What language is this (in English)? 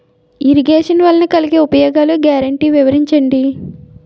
Telugu